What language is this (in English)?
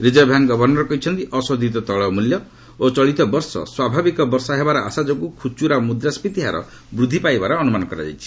Odia